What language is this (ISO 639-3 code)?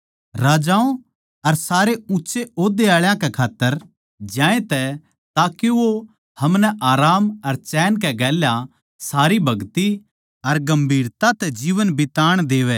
bgc